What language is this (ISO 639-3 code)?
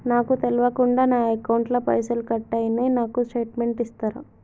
tel